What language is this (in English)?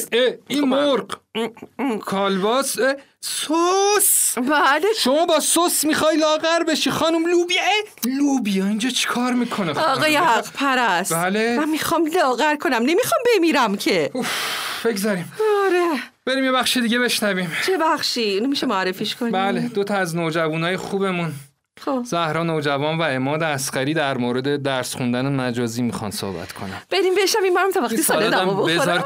Persian